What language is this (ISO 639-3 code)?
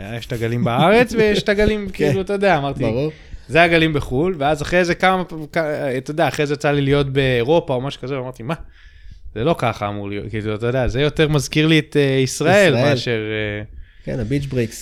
heb